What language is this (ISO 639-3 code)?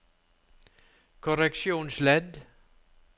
nor